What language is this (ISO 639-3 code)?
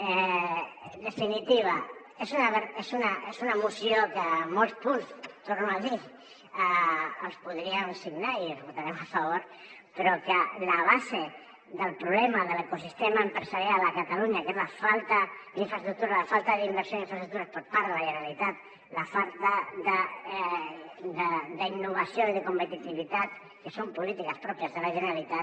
cat